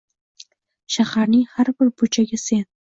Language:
Uzbek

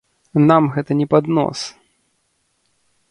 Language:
Belarusian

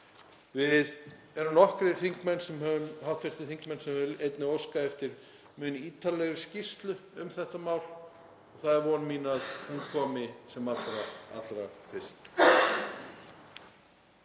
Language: Icelandic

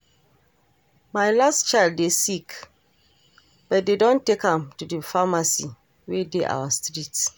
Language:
Nigerian Pidgin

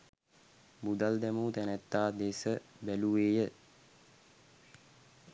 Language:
Sinhala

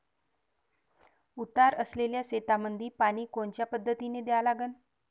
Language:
Marathi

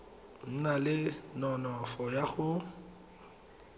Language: Tswana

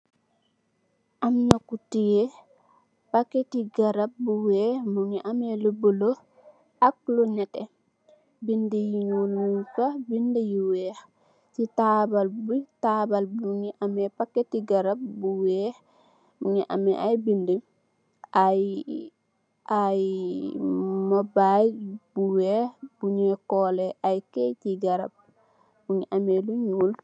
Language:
Wolof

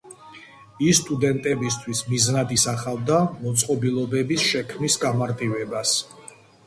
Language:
Georgian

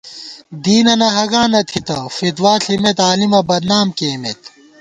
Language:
Gawar-Bati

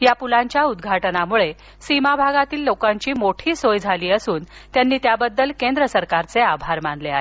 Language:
Marathi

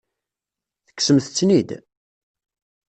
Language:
Kabyle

